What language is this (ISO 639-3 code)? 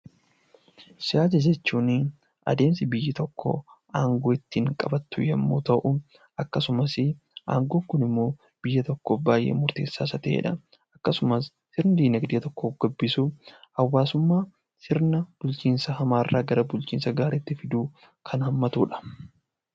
orm